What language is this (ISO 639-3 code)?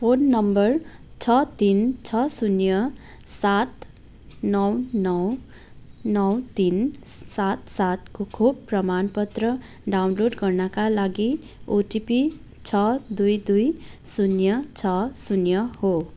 nep